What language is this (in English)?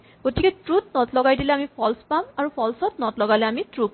Assamese